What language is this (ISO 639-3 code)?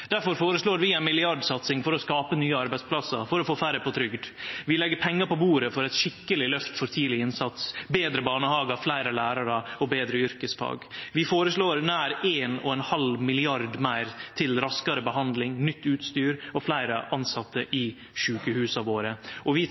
nno